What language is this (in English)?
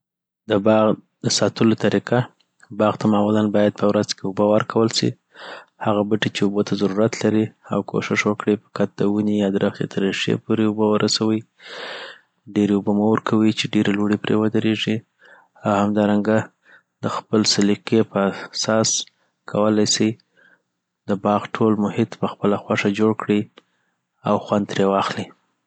Southern Pashto